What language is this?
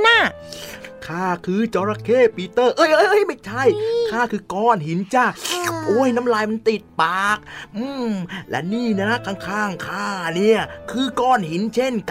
Thai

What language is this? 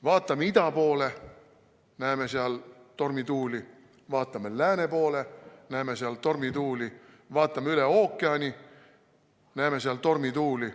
Estonian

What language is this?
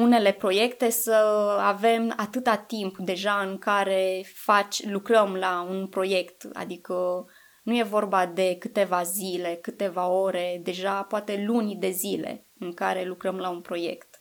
Romanian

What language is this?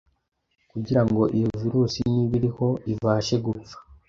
Kinyarwanda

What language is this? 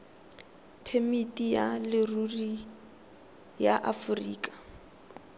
Tswana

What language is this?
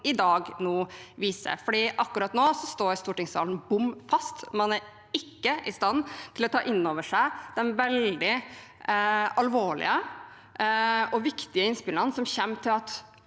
Norwegian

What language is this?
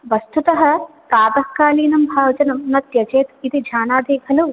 Sanskrit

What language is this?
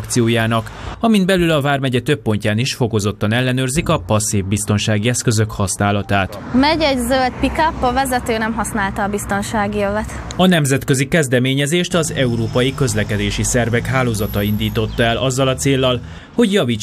Hungarian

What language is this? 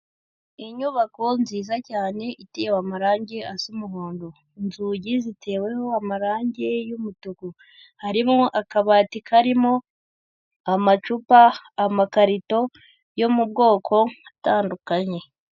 Kinyarwanda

